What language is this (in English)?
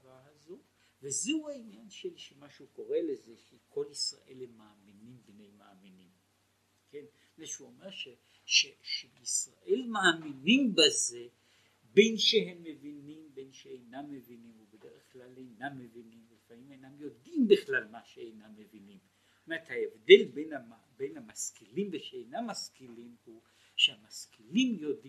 Hebrew